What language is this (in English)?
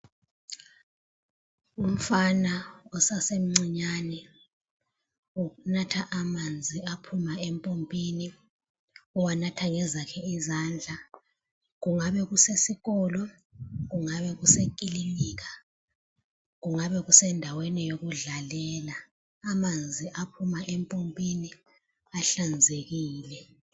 North Ndebele